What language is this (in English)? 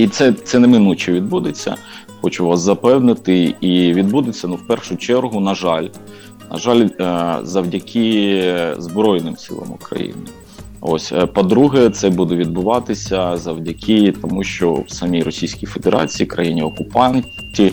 Ukrainian